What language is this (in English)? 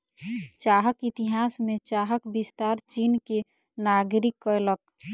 Maithili